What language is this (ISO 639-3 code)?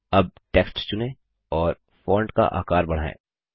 hin